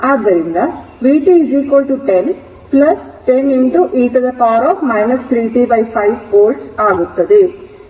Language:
Kannada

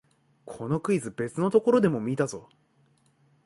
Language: Japanese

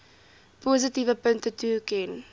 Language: Afrikaans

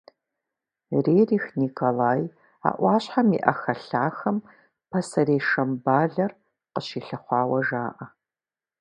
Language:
Kabardian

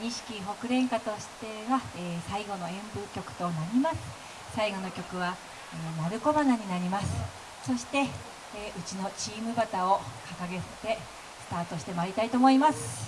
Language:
Japanese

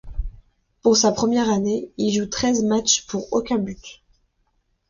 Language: French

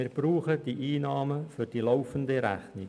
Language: Swiss German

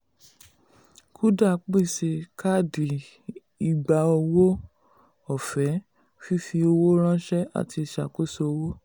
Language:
Yoruba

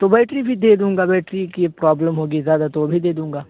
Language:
Urdu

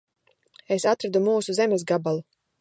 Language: Latvian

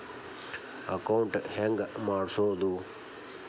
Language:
Kannada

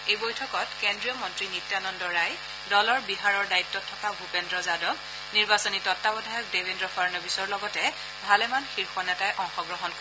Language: Assamese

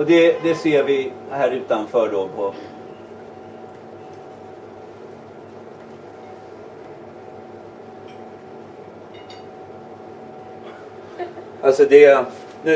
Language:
Swedish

